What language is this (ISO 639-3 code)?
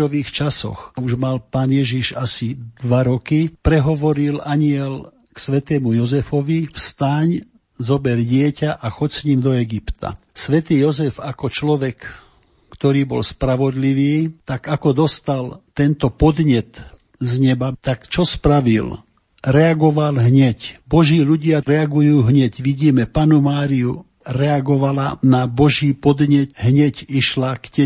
slk